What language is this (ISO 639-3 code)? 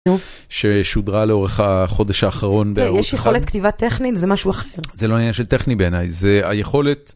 heb